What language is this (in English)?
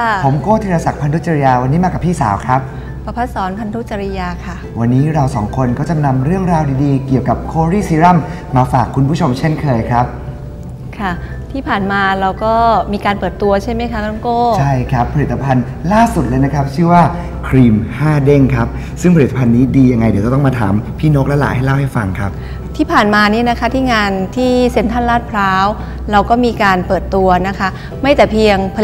Thai